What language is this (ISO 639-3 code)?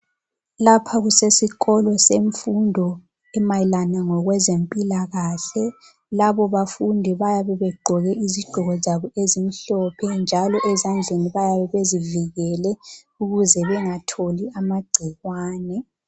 nde